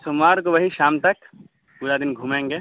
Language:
Urdu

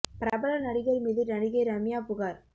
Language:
Tamil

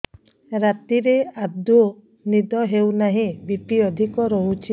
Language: Odia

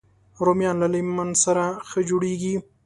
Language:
Pashto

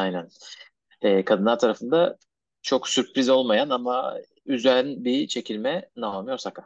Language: Turkish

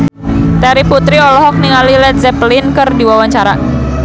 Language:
Sundanese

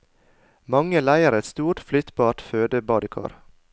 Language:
Norwegian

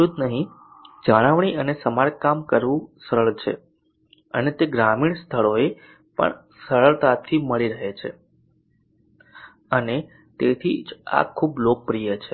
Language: Gujarati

